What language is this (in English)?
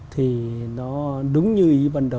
Vietnamese